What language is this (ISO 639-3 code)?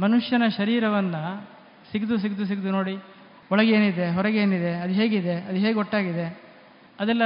kan